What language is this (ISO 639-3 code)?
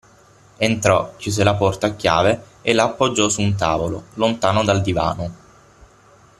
ita